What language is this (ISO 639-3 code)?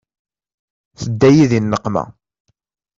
kab